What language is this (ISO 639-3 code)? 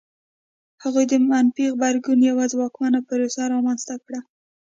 pus